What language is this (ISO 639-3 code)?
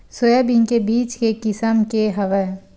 hne